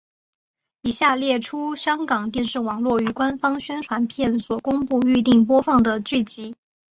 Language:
Chinese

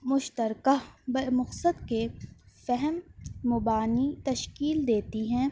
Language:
Urdu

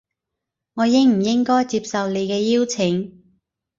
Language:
Cantonese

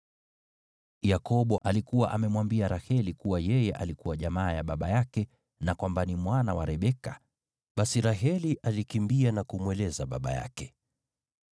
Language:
Swahili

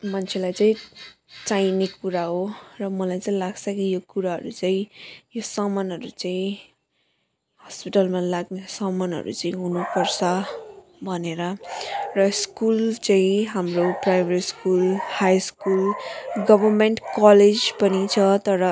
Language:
Nepali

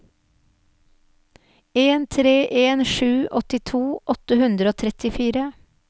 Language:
Norwegian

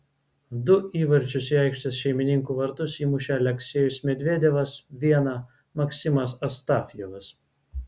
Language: Lithuanian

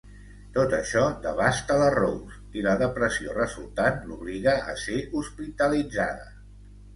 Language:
Catalan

